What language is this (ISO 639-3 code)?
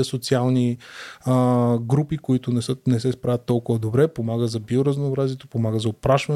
bul